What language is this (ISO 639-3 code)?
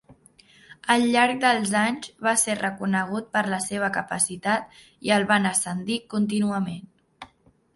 cat